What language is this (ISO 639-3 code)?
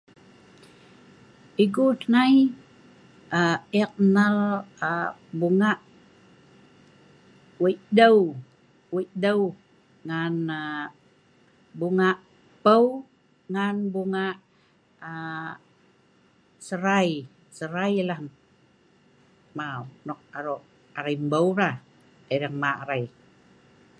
snv